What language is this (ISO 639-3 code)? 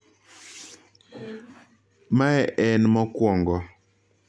luo